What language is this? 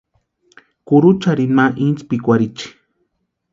Western Highland Purepecha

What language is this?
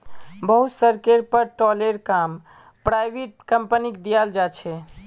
Magahi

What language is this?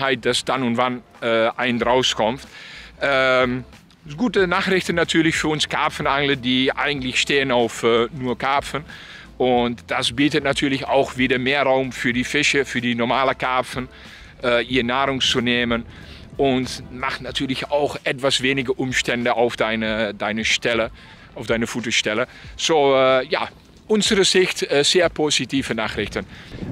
German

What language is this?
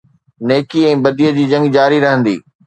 Sindhi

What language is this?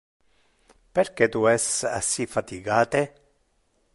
Interlingua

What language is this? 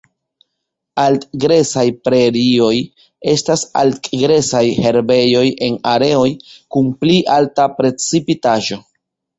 Esperanto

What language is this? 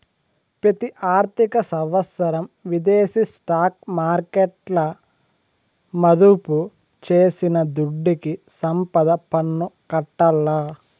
Telugu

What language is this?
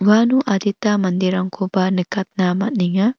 Garo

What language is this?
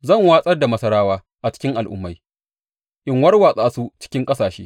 Hausa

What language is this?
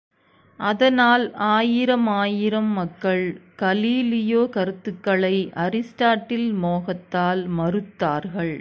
Tamil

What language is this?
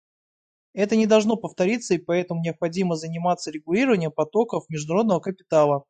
Russian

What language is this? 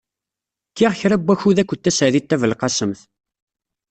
Kabyle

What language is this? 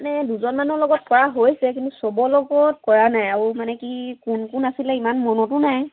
Assamese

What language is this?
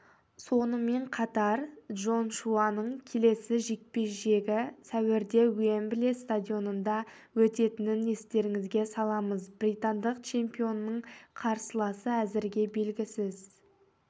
Kazakh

